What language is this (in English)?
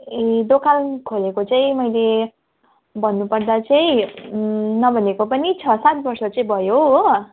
Nepali